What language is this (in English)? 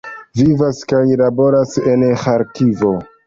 Esperanto